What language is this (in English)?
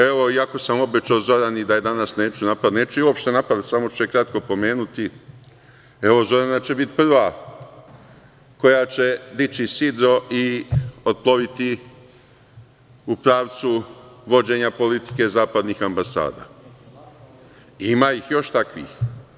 Serbian